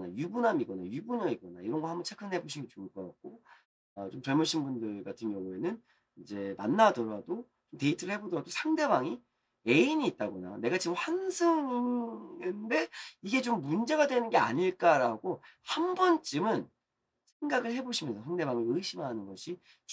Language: Korean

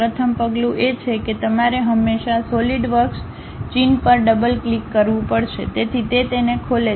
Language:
Gujarati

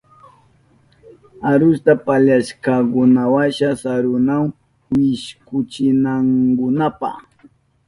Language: Southern Pastaza Quechua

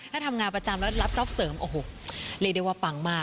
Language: Thai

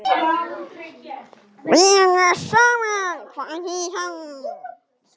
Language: Icelandic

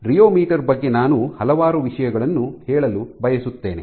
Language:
Kannada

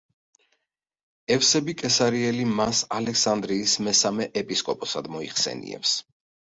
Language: Georgian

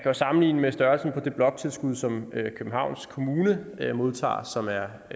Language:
Danish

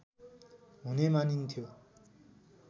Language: Nepali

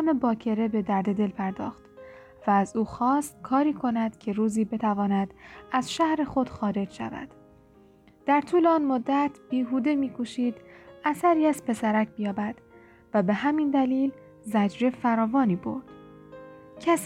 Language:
Persian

